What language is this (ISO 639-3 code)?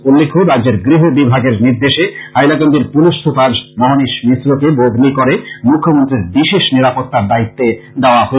ben